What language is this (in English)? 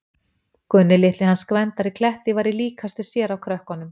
Icelandic